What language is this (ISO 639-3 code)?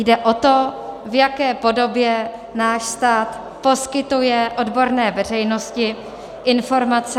ces